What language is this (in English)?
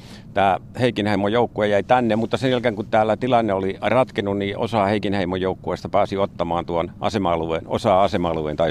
Finnish